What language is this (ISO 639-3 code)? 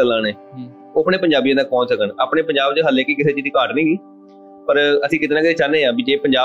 pan